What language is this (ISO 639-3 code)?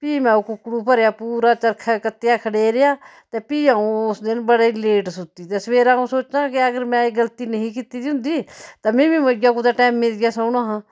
doi